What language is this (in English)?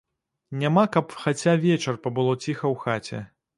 Belarusian